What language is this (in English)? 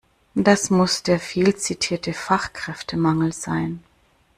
German